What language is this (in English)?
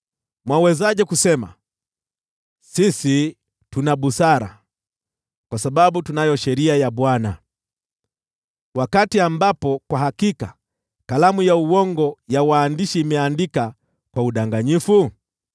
Swahili